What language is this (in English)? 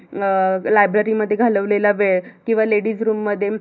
Marathi